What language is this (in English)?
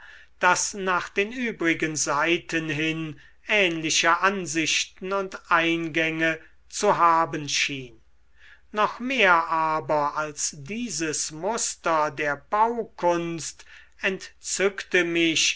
German